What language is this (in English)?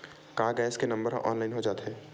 Chhattisgarhi